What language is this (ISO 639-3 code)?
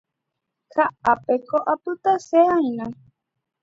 grn